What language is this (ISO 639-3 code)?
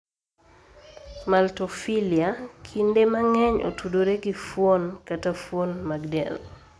luo